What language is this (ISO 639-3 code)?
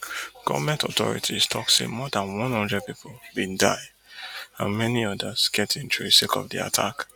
pcm